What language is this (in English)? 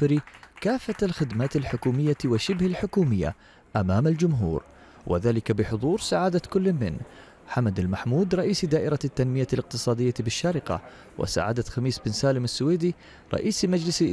Arabic